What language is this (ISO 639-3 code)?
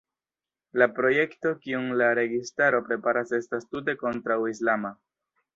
epo